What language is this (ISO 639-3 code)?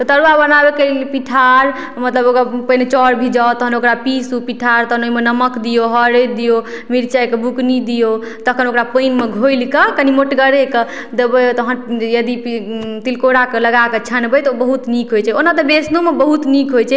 mai